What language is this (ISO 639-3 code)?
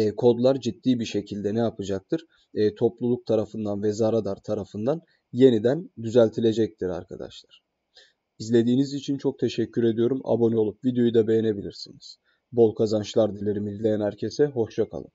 tur